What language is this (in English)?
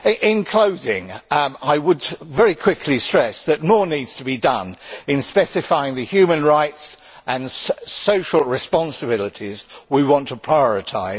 English